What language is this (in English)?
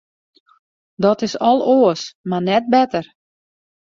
Western Frisian